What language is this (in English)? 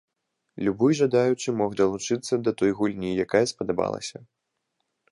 Belarusian